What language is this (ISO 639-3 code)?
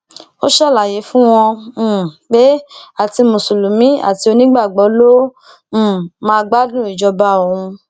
yor